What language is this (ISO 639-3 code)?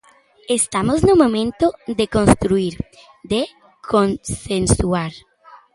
glg